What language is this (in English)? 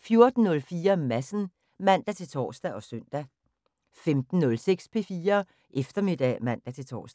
Danish